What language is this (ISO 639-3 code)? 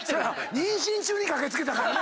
jpn